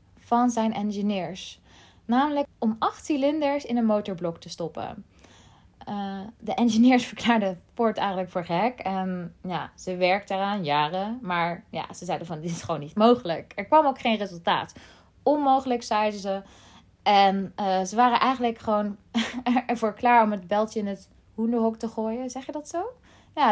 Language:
Dutch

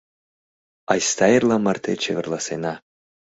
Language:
Mari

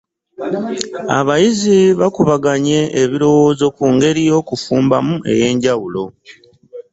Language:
Ganda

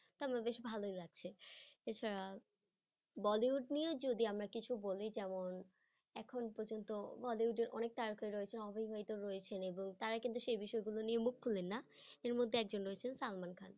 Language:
Bangla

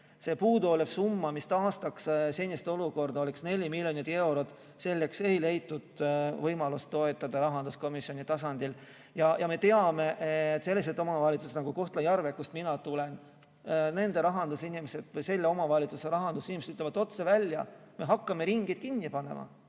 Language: Estonian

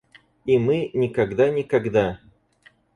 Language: Russian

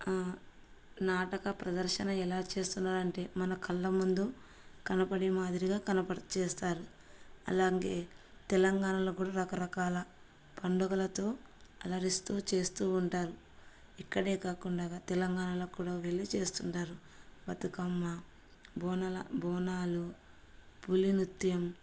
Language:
Telugu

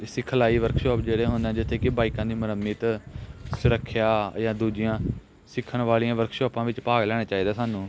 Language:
Punjabi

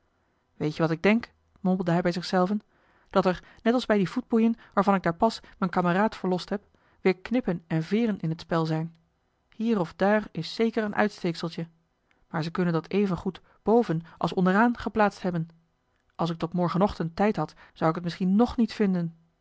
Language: Dutch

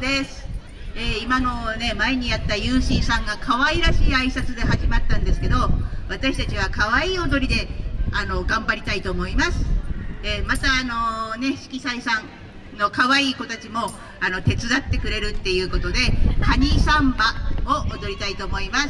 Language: Japanese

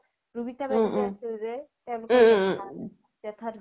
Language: Assamese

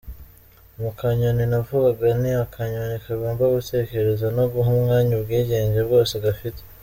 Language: Kinyarwanda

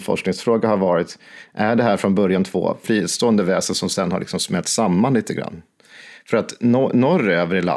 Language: Swedish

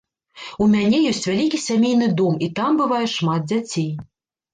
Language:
Belarusian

